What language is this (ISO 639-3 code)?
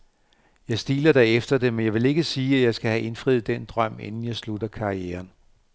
dan